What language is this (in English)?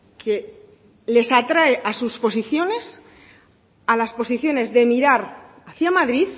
Spanish